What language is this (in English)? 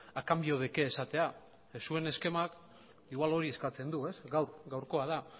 Basque